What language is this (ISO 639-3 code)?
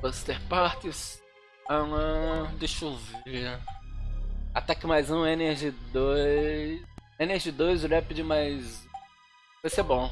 por